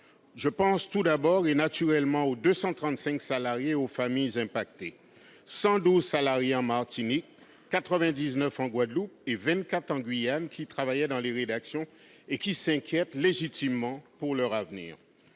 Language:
French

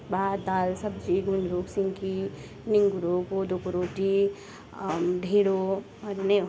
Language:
Nepali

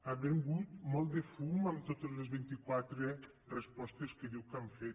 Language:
Catalan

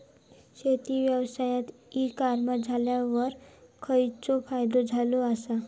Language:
Marathi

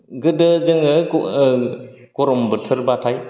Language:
Bodo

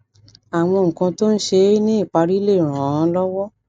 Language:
Yoruba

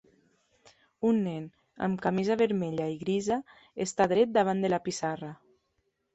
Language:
Catalan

